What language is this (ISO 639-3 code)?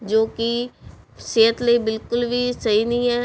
pan